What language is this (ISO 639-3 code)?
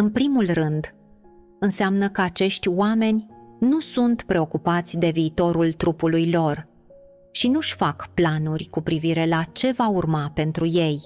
ron